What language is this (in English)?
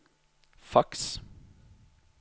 Norwegian